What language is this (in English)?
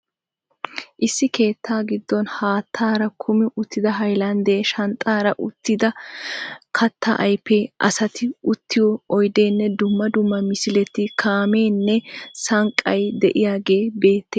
Wolaytta